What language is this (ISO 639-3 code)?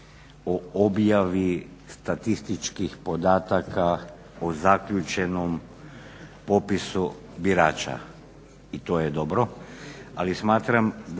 hrv